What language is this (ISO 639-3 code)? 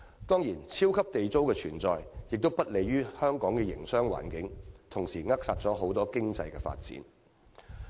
yue